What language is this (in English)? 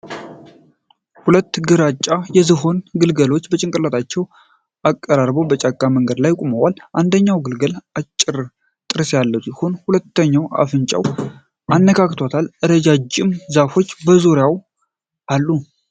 Amharic